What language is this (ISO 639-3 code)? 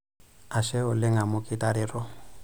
mas